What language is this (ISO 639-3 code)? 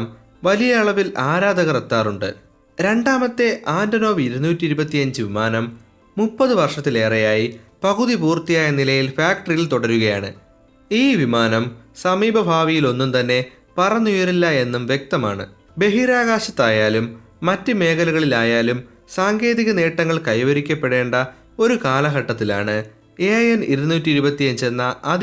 mal